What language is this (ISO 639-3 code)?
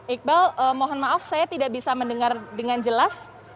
ind